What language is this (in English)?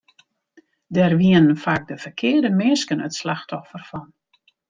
Western Frisian